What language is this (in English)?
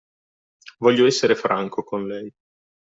Italian